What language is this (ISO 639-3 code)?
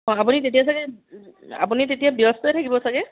asm